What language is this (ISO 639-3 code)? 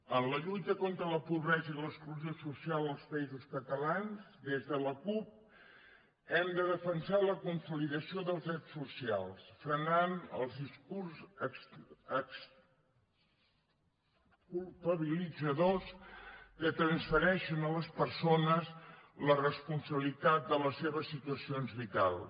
cat